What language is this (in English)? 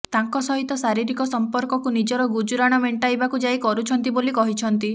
Odia